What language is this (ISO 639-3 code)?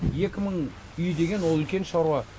kaz